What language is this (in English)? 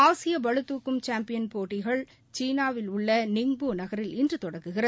Tamil